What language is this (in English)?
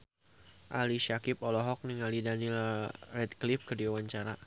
Sundanese